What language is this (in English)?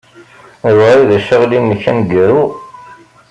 Kabyle